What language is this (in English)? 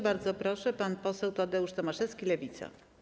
Polish